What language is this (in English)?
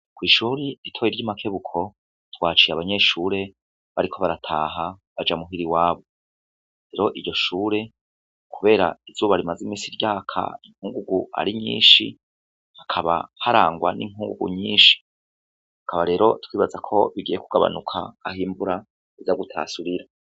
Rundi